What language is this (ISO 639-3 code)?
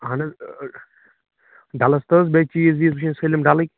kas